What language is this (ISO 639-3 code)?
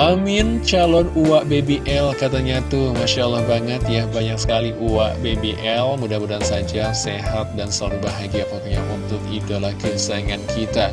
ind